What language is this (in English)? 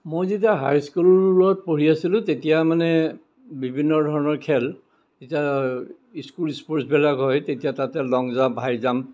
Assamese